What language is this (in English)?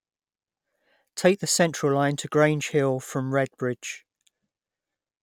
English